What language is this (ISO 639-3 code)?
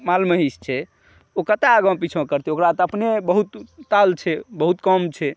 mai